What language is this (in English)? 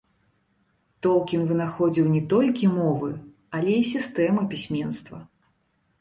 Belarusian